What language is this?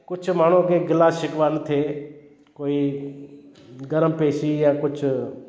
Sindhi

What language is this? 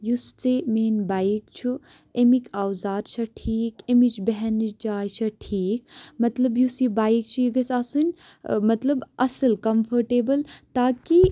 Kashmiri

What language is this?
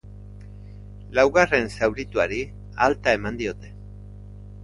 Basque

